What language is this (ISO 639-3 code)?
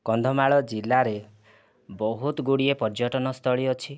ori